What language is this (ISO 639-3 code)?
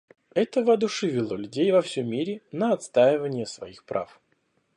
rus